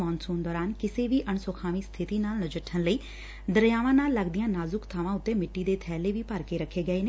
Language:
Punjabi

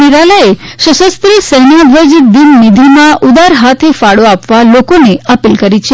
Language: Gujarati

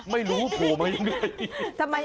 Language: Thai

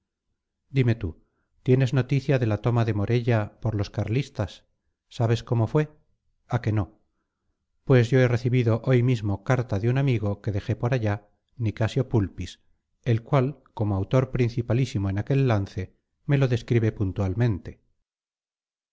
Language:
Spanish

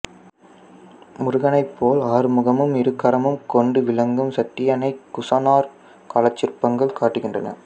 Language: Tamil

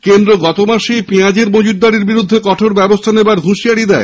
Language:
Bangla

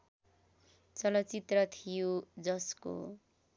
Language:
Nepali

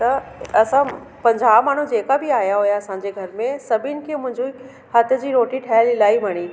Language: Sindhi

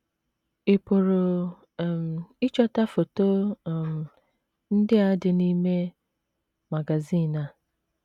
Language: Igbo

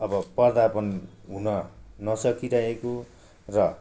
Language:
Nepali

